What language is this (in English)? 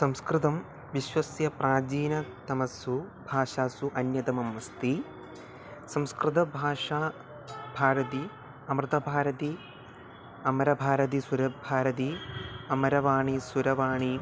Sanskrit